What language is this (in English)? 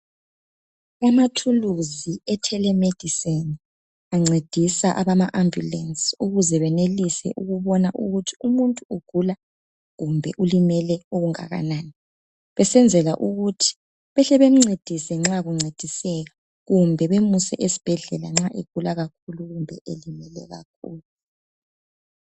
North Ndebele